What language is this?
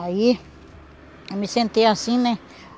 Portuguese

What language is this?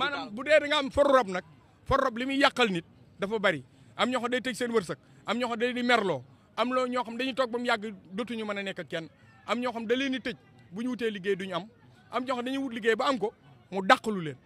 Indonesian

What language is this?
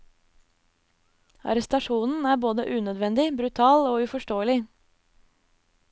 Norwegian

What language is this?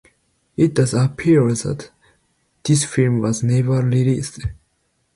English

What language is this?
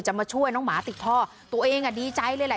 Thai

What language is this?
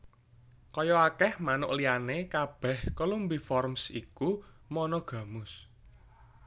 Javanese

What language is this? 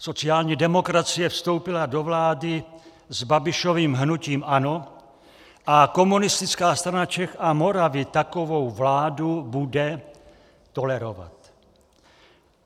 Czech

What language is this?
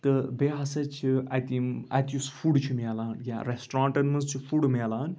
Kashmiri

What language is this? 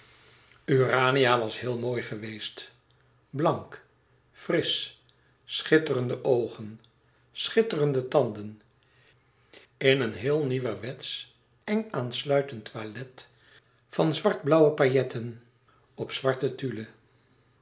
Dutch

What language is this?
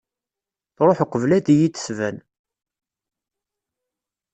Kabyle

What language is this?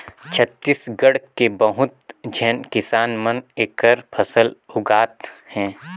Chhattisgarhi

